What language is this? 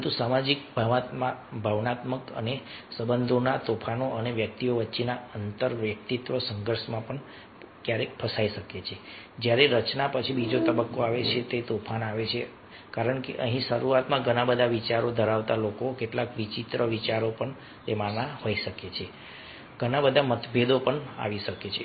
Gujarati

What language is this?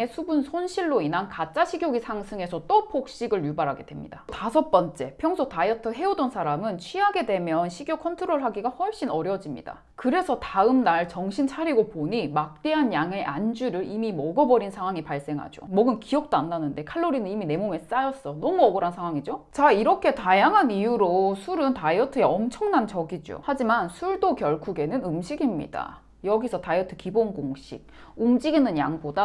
Korean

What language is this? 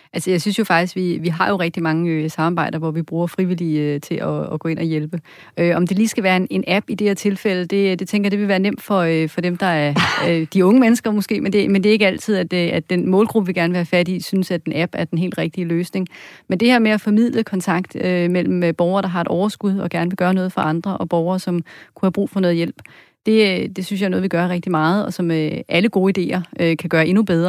Danish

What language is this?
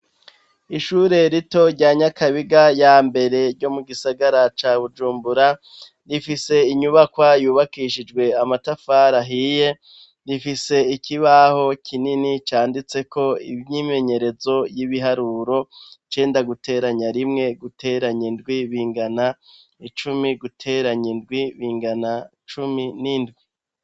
Rundi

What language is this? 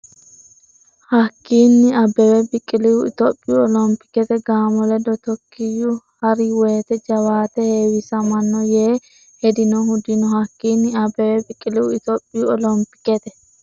Sidamo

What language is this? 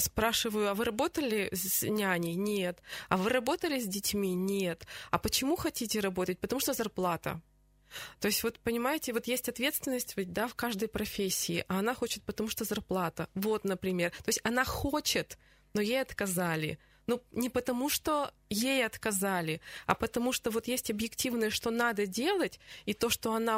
Russian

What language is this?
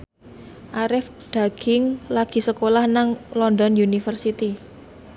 Javanese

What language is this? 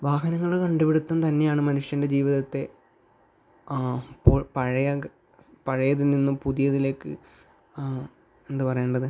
Malayalam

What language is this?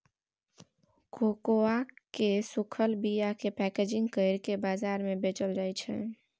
Maithili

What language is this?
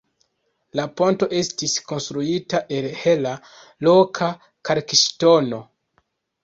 Esperanto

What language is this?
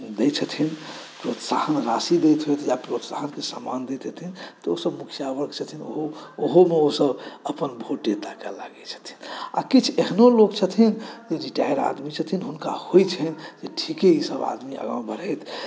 Maithili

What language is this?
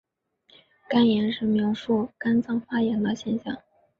Chinese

